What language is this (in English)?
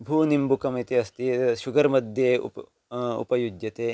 Sanskrit